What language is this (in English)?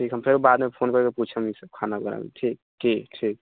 Maithili